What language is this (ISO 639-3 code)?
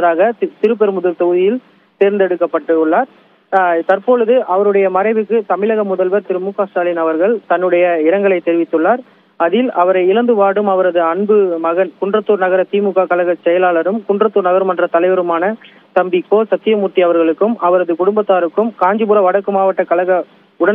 ind